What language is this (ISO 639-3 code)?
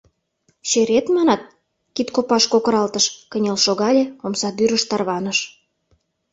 chm